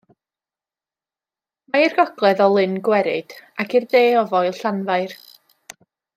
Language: Welsh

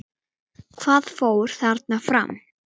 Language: Icelandic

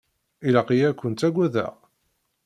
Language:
Kabyle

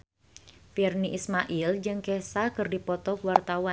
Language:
Sundanese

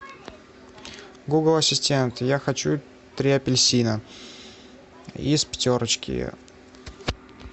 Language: Russian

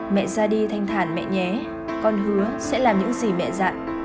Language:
Vietnamese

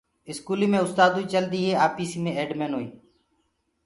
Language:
Gurgula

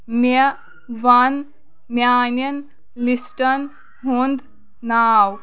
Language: Kashmiri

